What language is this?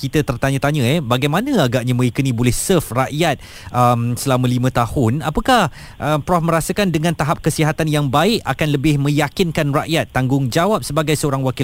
Malay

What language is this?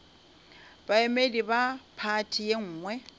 Northern Sotho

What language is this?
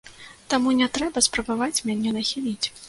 Belarusian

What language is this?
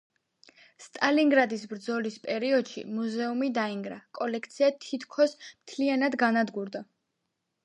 Georgian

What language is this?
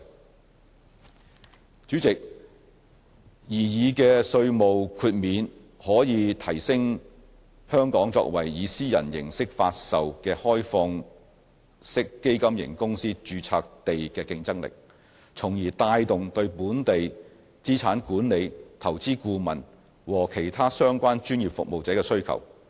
Cantonese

